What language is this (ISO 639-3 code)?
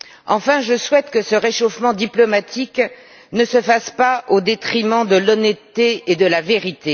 fra